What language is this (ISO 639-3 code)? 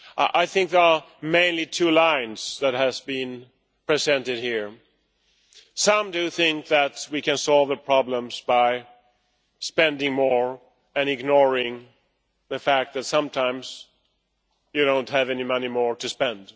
eng